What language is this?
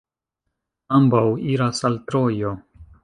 Esperanto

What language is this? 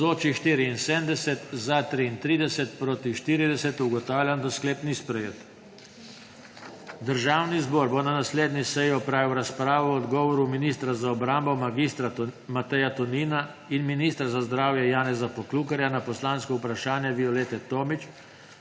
Slovenian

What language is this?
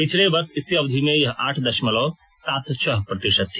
Hindi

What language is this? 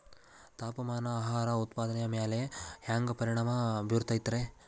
Kannada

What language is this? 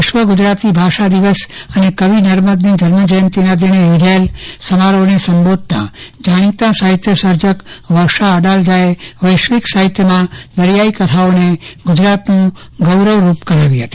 Gujarati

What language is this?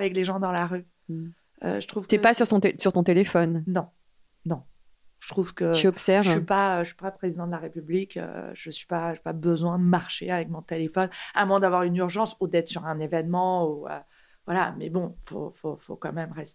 French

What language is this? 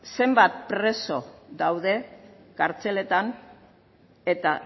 Basque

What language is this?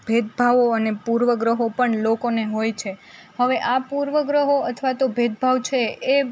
Gujarati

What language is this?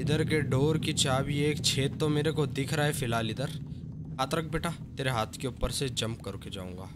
Hindi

